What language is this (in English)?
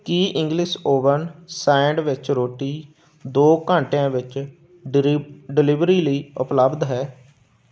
Punjabi